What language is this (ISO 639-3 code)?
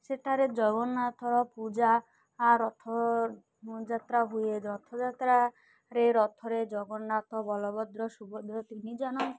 ori